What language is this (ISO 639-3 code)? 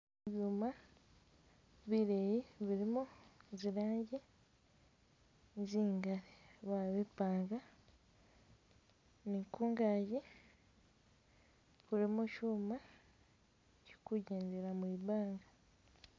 myx